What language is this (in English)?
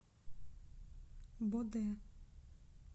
Russian